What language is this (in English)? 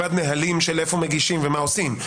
Hebrew